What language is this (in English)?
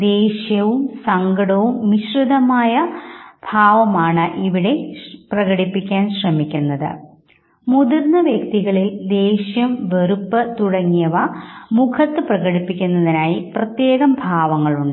Malayalam